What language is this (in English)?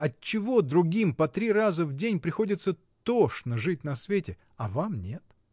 Russian